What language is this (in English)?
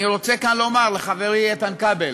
Hebrew